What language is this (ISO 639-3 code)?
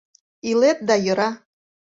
chm